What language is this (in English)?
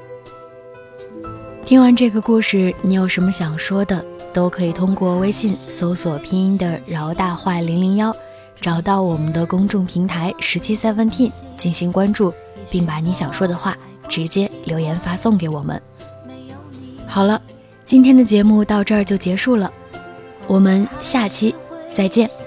Chinese